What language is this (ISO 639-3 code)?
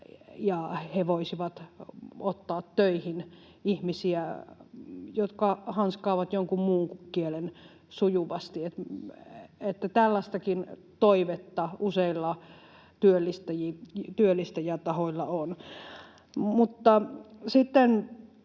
fin